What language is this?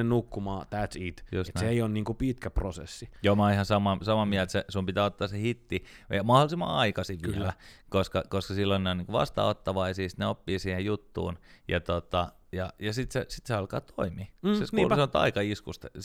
Finnish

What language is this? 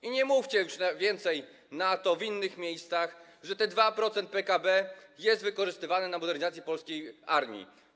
Polish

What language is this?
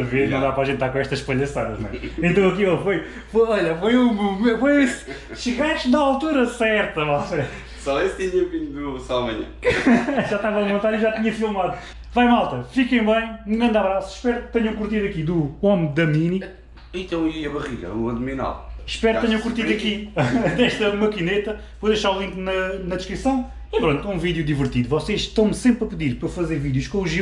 Portuguese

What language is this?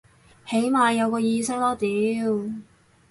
Cantonese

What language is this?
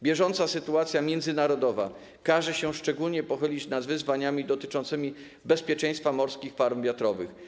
Polish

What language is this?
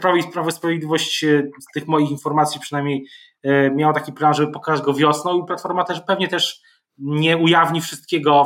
Polish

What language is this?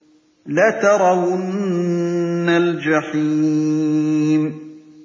Arabic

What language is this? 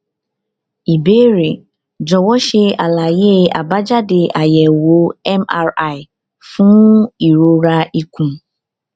Yoruba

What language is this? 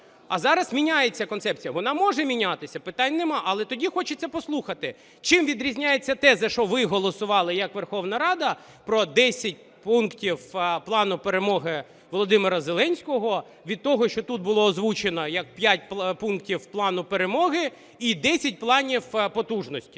Ukrainian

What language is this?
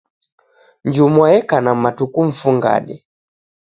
Taita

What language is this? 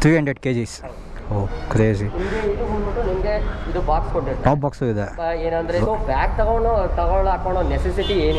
Kannada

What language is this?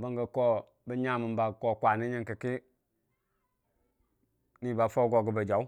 Dijim-Bwilim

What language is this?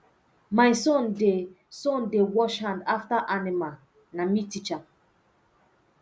Nigerian Pidgin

